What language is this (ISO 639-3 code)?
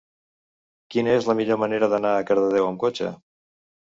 cat